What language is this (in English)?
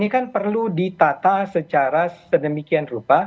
Indonesian